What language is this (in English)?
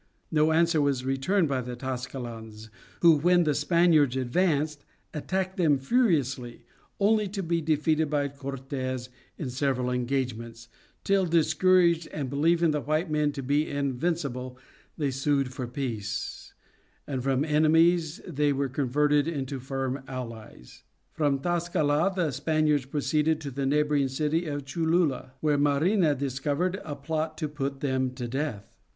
English